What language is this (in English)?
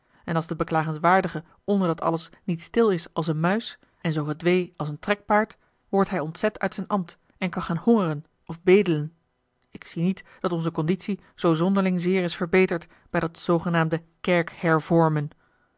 Dutch